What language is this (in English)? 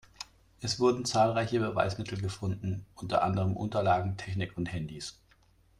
German